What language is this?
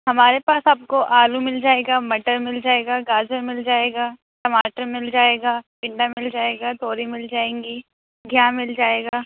Urdu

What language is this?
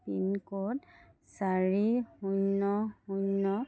Assamese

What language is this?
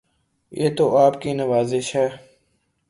Urdu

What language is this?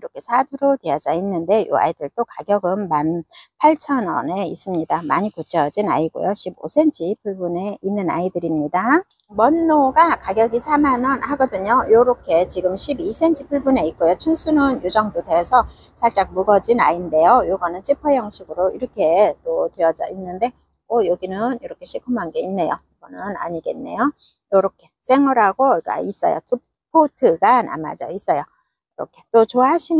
Korean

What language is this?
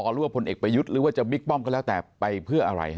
Thai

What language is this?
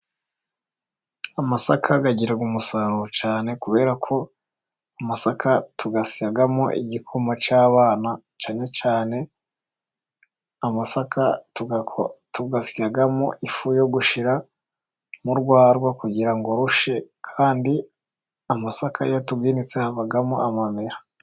Kinyarwanda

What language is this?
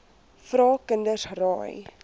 Afrikaans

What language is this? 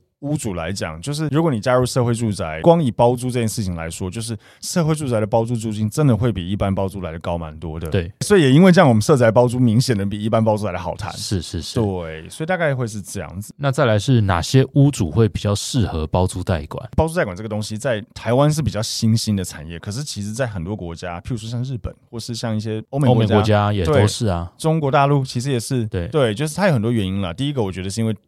Chinese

